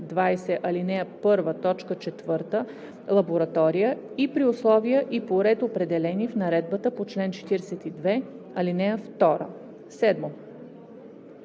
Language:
Bulgarian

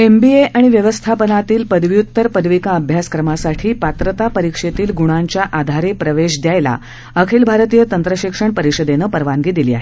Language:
Marathi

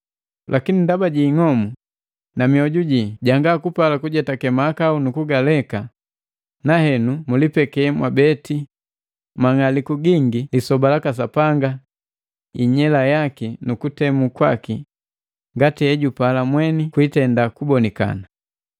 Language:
Matengo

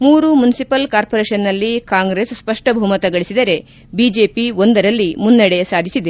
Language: Kannada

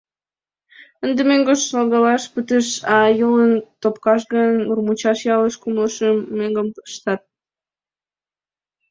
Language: Mari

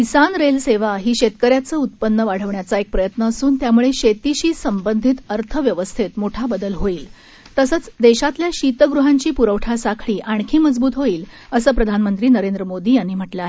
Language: Marathi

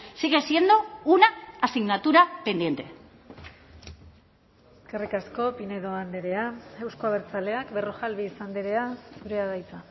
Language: Basque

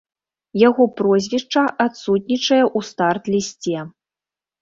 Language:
Belarusian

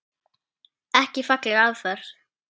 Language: Icelandic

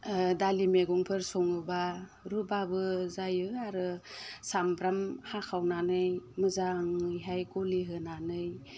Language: Bodo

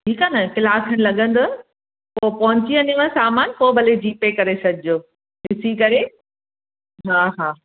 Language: Sindhi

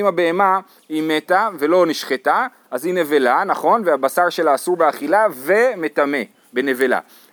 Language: Hebrew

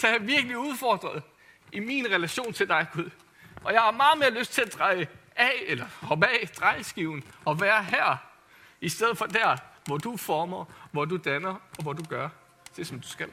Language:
Danish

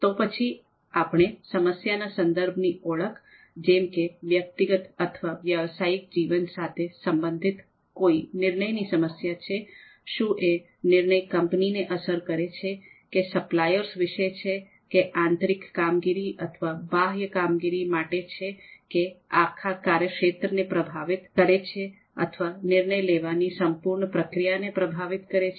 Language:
Gujarati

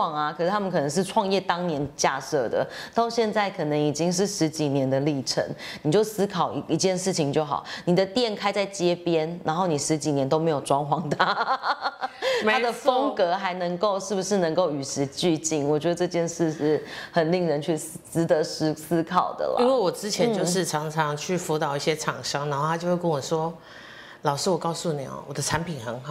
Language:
Chinese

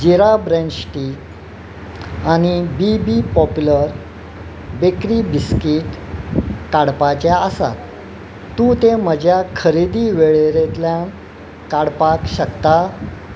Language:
Konkani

